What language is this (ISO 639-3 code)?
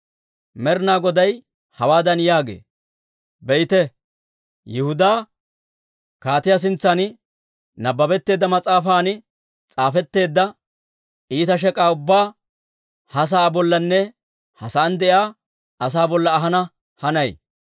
dwr